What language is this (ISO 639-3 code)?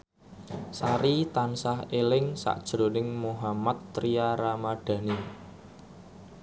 jav